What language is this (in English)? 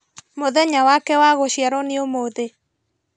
Kikuyu